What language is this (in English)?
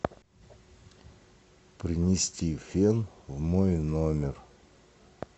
Russian